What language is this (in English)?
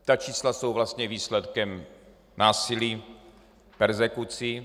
Czech